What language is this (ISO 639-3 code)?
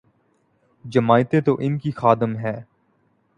urd